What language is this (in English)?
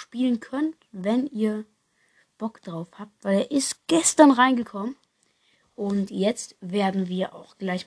German